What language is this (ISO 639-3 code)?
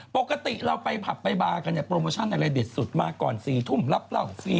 tha